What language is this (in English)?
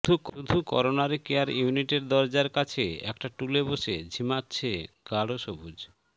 Bangla